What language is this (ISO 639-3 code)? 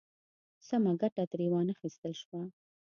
pus